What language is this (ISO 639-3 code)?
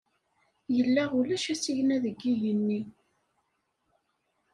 kab